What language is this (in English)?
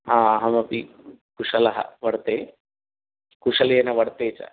Sanskrit